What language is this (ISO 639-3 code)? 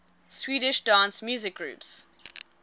eng